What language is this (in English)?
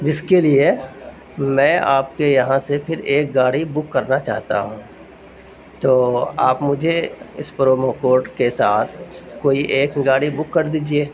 Urdu